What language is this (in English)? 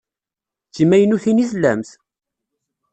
Kabyle